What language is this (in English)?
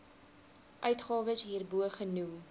Afrikaans